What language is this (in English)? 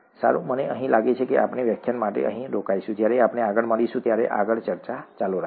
Gujarati